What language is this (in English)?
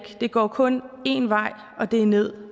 Danish